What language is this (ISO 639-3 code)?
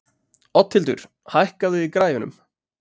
isl